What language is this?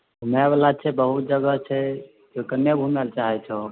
Maithili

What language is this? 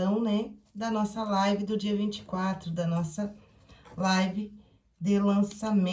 Portuguese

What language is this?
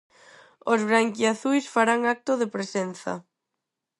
Galician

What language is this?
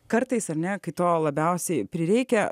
Lithuanian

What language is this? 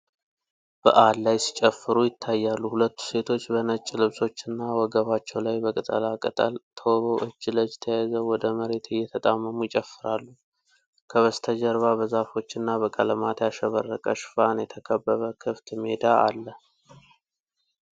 Amharic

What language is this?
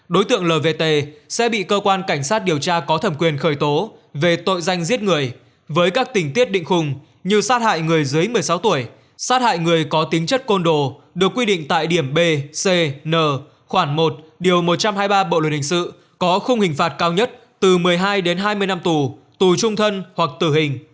Vietnamese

